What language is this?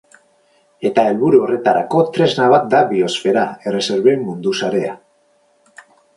Basque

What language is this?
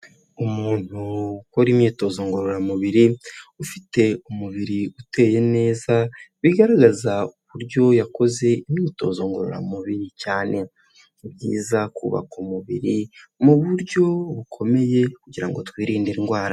Kinyarwanda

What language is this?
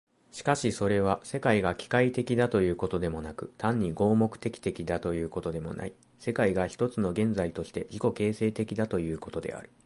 Japanese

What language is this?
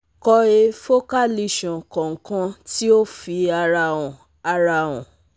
Yoruba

